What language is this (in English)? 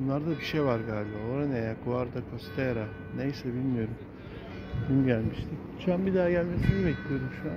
Turkish